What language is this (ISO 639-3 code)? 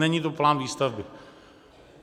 ces